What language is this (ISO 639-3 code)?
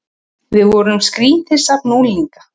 isl